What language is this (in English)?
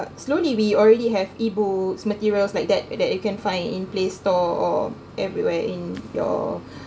English